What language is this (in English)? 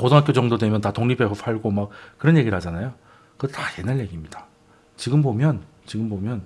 Korean